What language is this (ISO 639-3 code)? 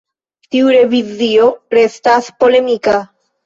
epo